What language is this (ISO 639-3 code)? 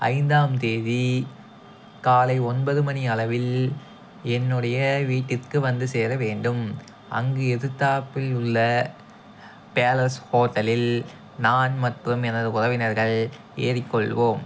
tam